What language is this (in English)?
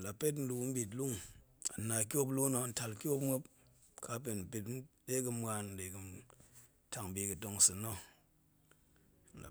Goemai